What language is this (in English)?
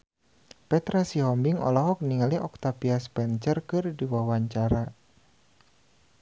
Sundanese